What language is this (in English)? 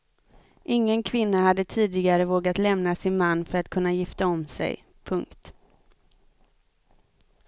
Swedish